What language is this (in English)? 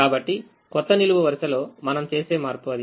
Telugu